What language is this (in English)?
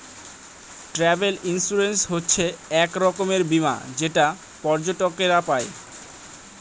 Bangla